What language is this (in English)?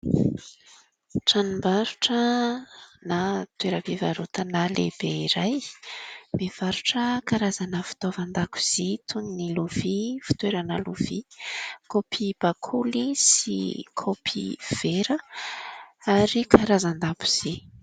Malagasy